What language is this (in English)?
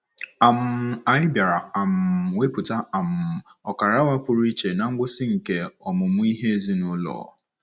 Igbo